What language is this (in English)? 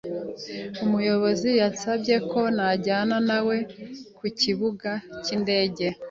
Kinyarwanda